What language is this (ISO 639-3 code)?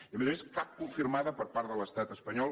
cat